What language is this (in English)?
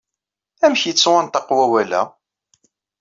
Kabyle